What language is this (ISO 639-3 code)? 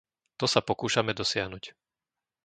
slk